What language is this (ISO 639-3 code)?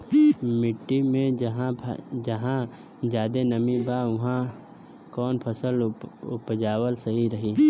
bho